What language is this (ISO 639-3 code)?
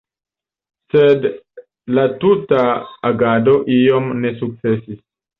epo